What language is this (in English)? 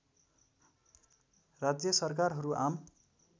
Nepali